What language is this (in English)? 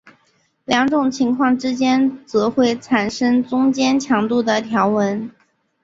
Chinese